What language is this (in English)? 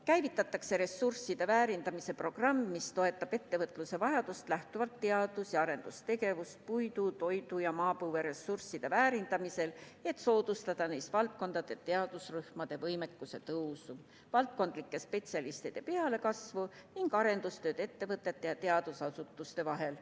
Estonian